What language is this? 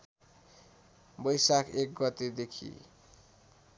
Nepali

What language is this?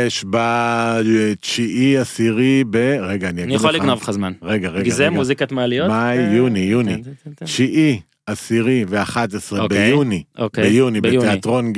Hebrew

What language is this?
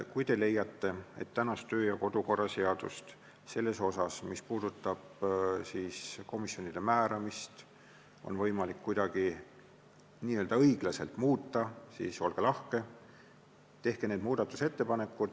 Estonian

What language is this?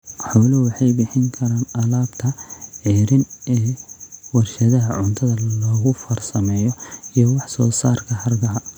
Somali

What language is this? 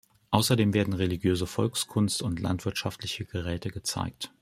German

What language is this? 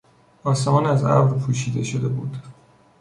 Persian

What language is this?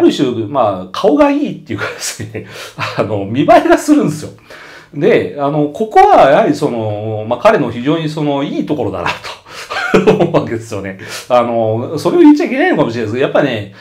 Japanese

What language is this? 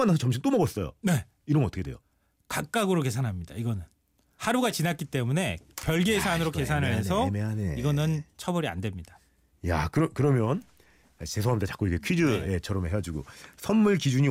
Korean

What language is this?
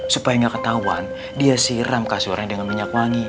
Indonesian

